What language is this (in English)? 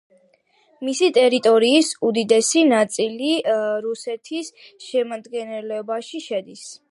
Georgian